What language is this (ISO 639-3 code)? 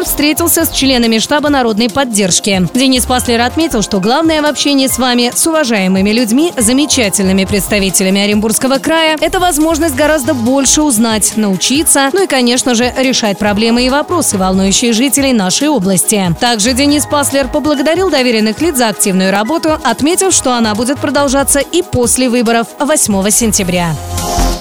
rus